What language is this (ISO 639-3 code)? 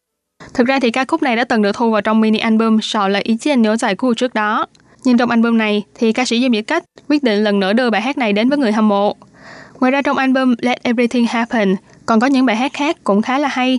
vie